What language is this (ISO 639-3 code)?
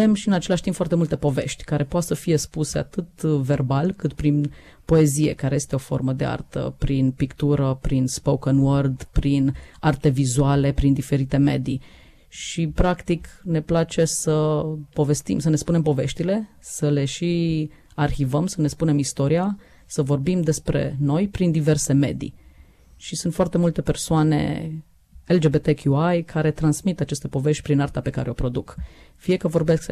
ron